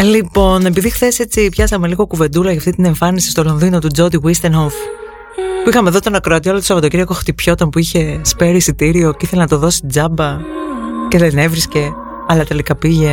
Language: Greek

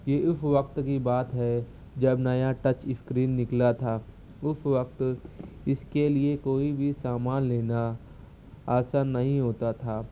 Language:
Urdu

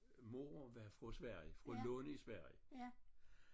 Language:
Danish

